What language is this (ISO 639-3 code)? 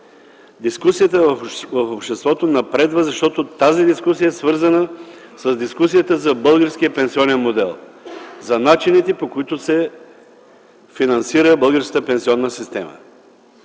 bul